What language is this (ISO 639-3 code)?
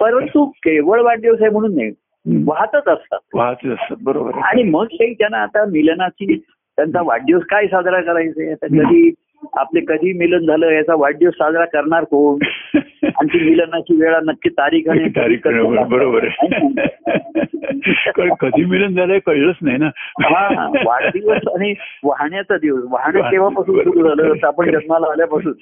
mar